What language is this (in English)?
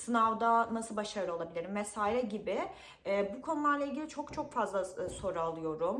Turkish